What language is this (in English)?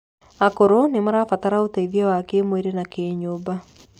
Kikuyu